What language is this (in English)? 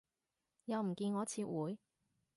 Cantonese